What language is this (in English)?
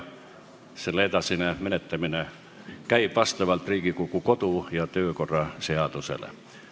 Estonian